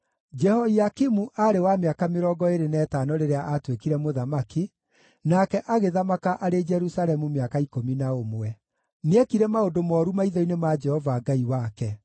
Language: Kikuyu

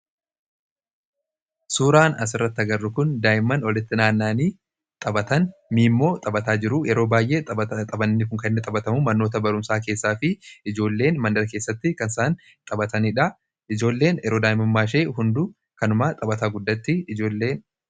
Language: Oromo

